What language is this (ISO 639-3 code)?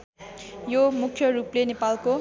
nep